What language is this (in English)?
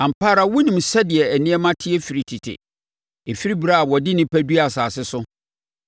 Akan